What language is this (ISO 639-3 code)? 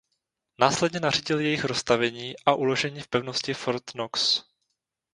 ces